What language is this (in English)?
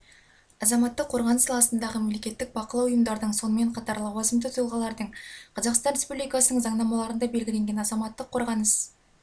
Kazakh